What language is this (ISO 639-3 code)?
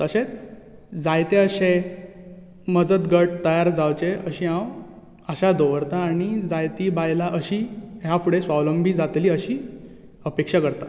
kok